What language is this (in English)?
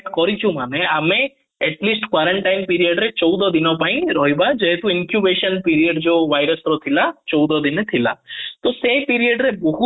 Odia